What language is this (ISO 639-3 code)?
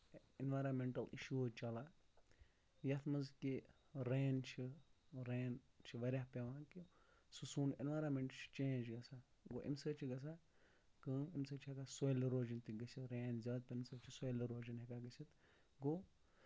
kas